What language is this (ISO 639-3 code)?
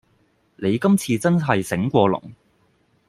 yue